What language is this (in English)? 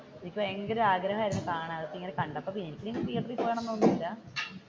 Malayalam